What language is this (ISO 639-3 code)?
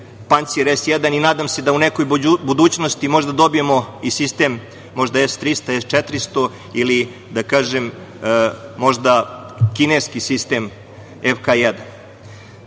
srp